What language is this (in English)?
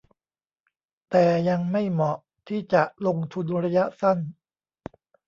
Thai